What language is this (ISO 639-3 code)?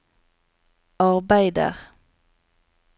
nor